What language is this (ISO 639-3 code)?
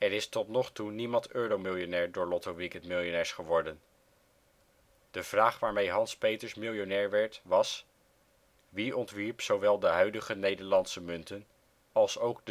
nld